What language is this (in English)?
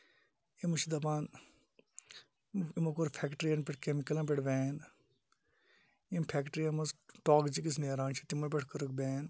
Kashmiri